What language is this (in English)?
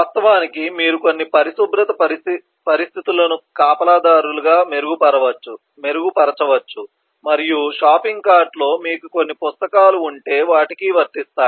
Telugu